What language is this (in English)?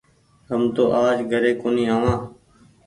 Goaria